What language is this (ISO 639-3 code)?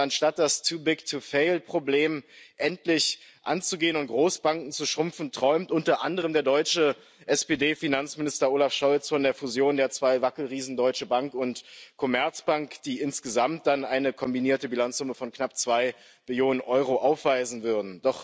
deu